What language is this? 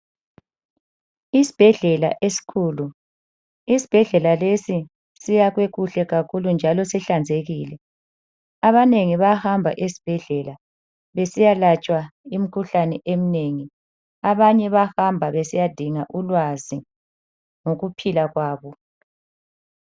North Ndebele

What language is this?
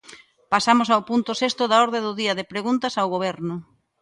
Galician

